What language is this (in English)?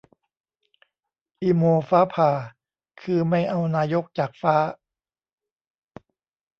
Thai